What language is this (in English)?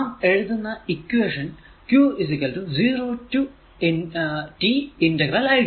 Malayalam